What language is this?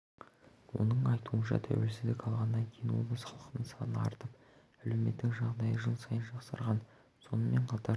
Kazakh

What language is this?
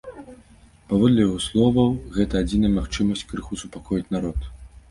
Belarusian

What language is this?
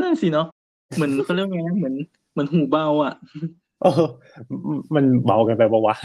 Thai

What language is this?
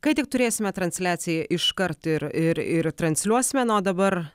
Lithuanian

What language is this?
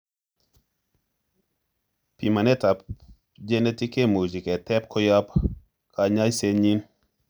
Kalenjin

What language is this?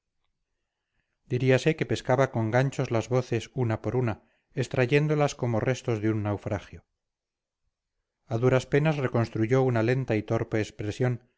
Spanish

